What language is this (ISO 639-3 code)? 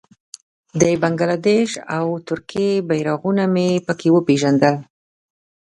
pus